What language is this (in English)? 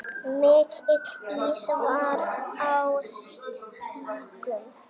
Icelandic